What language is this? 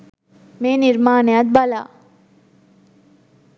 Sinhala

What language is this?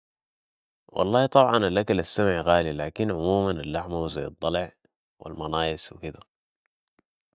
Sudanese Arabic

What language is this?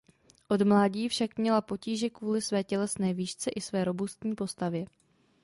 Czech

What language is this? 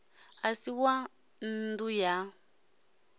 Venda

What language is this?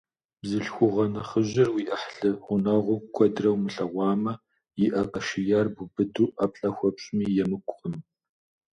Kabardian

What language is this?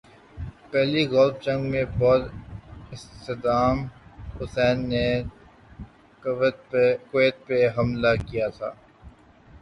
Urdu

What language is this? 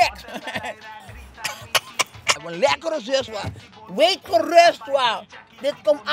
Dutch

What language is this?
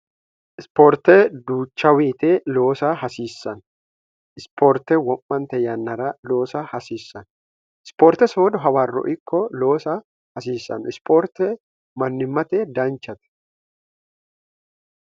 Sidamo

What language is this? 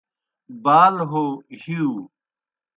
Kohistani Shina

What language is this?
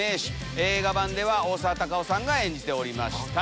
Japanese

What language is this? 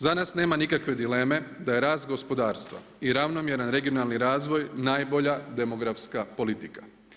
Croatian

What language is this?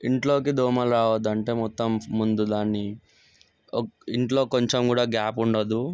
Telugu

